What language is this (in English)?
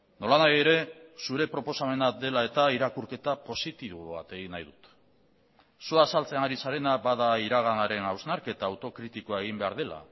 Basque